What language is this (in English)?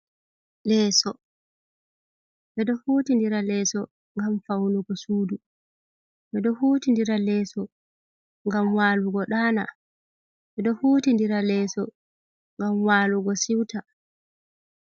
Fula